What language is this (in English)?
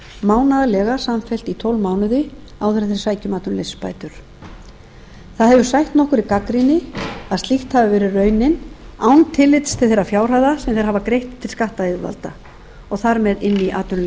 Icelandic